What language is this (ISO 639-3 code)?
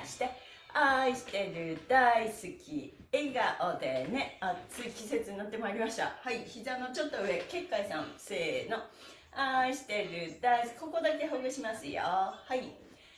jpn